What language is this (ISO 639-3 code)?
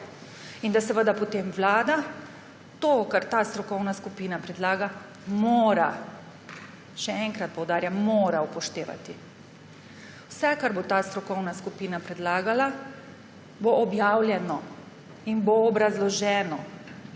slv